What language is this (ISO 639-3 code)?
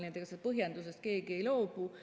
est